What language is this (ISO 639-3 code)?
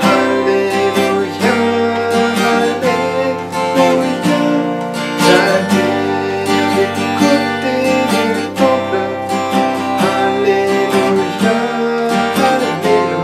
fra